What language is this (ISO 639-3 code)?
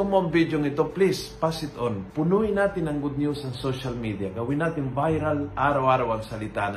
fil